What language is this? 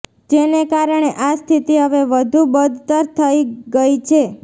Gujarati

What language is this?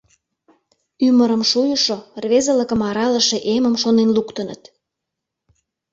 Mari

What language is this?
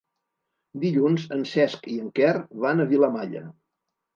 Catalan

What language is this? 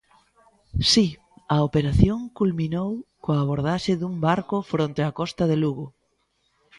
Galician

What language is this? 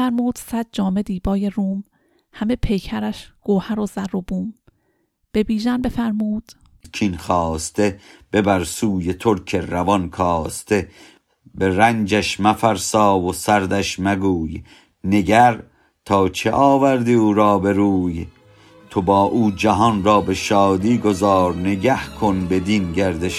Persian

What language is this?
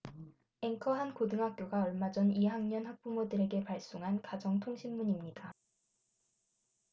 Korean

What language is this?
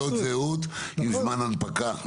Hebrew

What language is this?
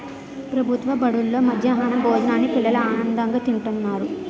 Telugu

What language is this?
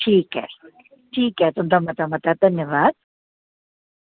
Dogri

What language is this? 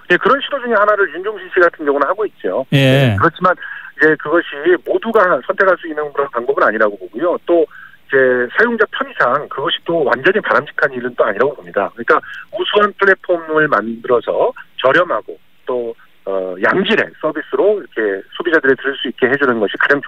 Korean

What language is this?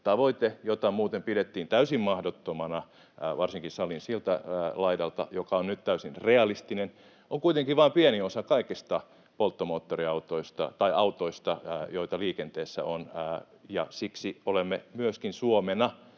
Finnish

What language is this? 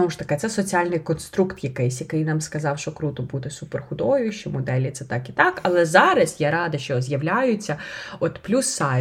Ukrainian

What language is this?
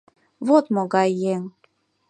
Mari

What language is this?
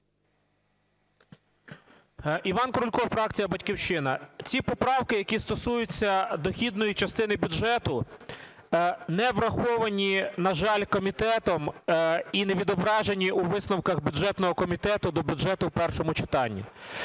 Ukrainian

